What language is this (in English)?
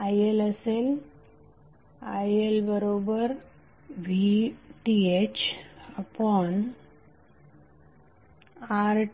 Marathi